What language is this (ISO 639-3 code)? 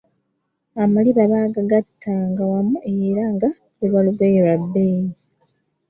lug